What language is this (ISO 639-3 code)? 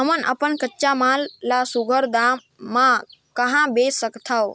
hne